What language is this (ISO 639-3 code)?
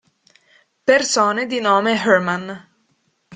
ita